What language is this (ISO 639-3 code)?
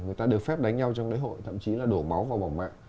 vie